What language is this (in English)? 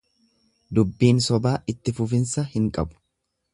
Oromo